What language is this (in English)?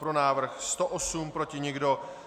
Czech